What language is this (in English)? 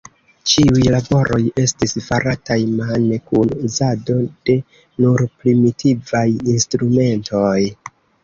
Esperanto